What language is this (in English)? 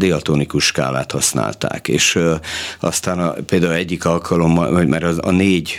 Hungarian